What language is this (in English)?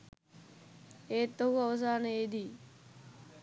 Sinhala